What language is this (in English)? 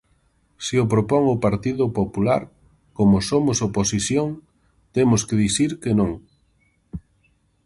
Galician